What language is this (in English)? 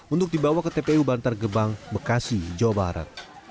Indonesian